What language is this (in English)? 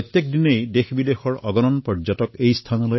Assamese